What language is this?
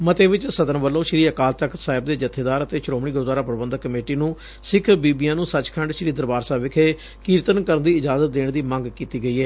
Punjabi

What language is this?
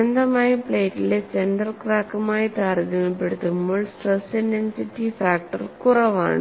Malayalam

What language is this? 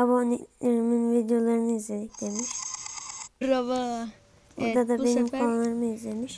Turkish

